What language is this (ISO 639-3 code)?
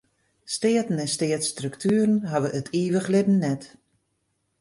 fry